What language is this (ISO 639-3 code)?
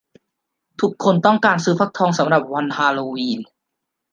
tha